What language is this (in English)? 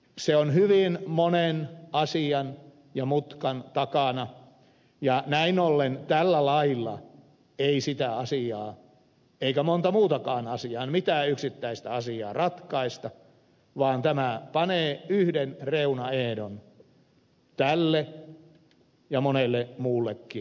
Finnish